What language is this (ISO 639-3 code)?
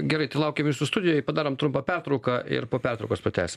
lit